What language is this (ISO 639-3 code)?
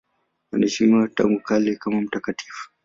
swa